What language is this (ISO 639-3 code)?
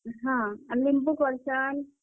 ori